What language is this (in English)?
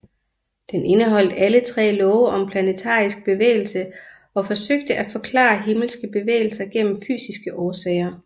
Danish